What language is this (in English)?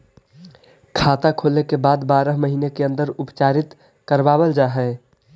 Magahi